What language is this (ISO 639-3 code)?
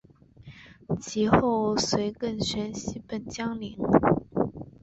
zho